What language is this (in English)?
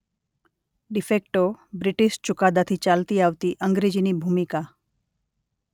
Gujarati